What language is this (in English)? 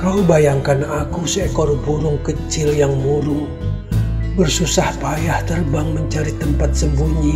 Indonesian